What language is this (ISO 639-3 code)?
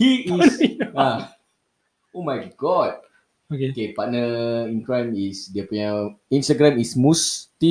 msa